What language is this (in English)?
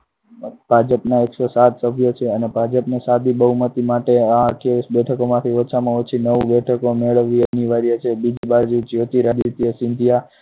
Gujarati